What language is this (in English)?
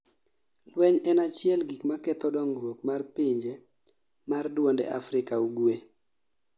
Luo (Kenya and Tanzania)